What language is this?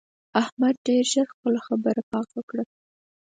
Pashto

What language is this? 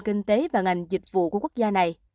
Vietnamese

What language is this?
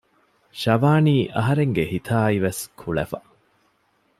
Divehi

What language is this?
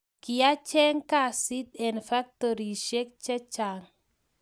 Kalenjin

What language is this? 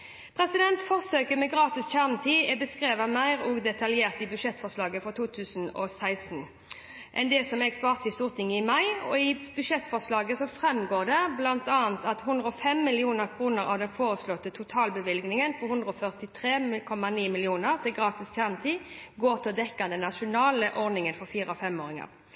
Norwegian Bokmål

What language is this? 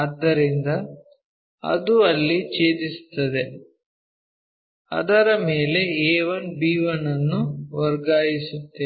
Kannada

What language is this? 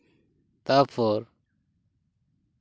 Santali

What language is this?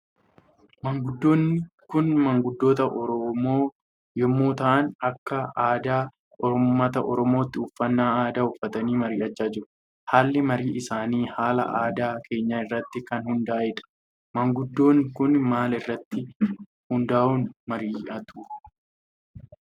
Oromo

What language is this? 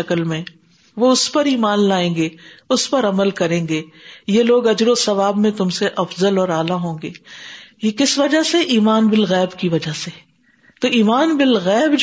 Urdu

